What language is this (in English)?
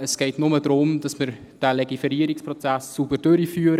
Swiss German